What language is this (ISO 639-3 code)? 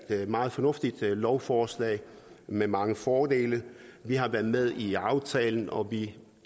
dan